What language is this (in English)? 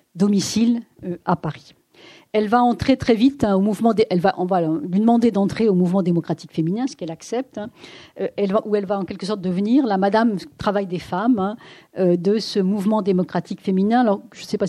French